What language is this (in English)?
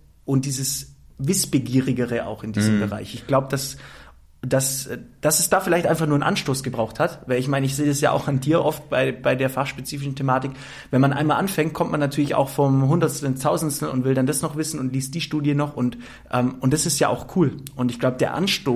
German